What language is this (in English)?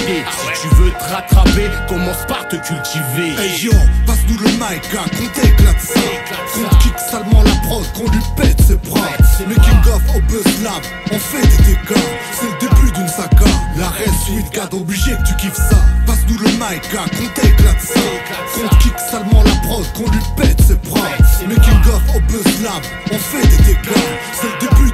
French